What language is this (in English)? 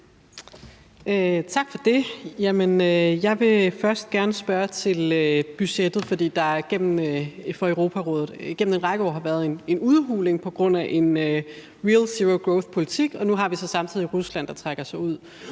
Danish